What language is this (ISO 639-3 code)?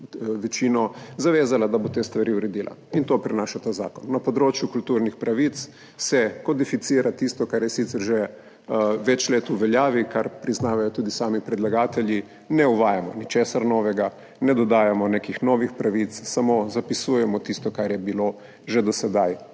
slv